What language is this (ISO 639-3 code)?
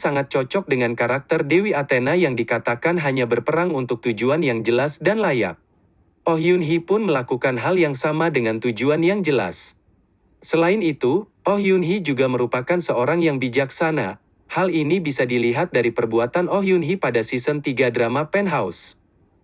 ind